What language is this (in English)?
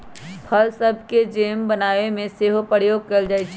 Magahi